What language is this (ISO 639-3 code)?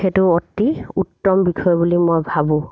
asm